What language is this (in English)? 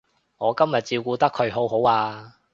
Cantonese